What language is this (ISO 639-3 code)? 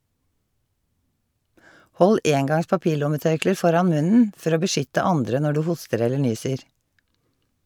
nor